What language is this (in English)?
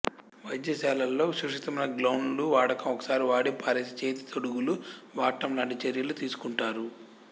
Telugu